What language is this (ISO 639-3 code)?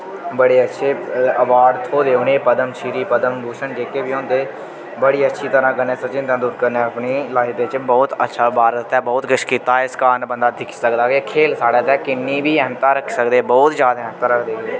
doi